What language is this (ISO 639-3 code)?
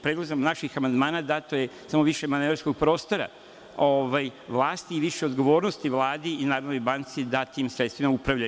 srp